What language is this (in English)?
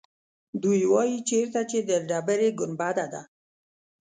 Pashto